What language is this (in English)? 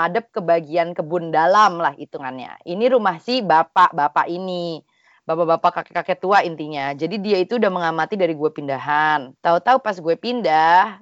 Indonesian